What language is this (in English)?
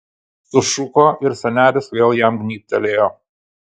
Lithuanian